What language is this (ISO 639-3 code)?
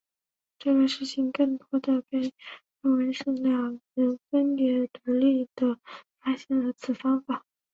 zho